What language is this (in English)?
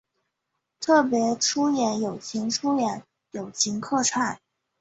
Chinese